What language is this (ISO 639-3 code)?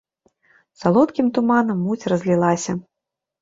bel